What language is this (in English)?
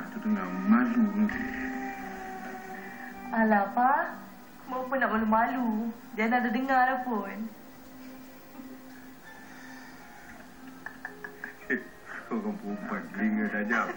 Malay